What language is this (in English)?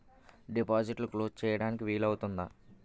Telugu